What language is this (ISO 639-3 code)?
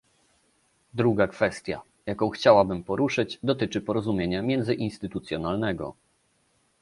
pol